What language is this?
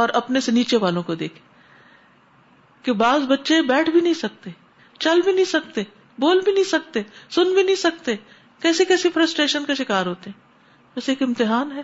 Urdu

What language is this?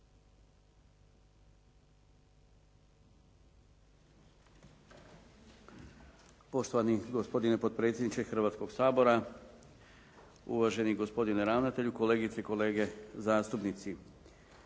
Croatian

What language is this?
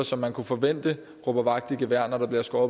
Danish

